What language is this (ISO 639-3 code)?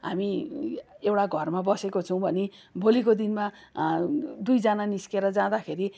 nep